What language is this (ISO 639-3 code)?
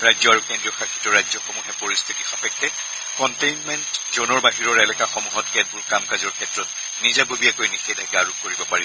asm